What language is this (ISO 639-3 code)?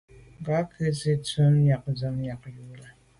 byv